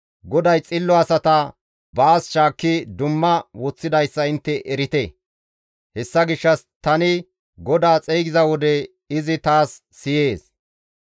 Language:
Gamo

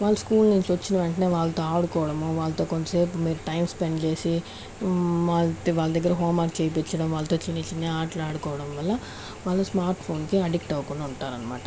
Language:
Telugu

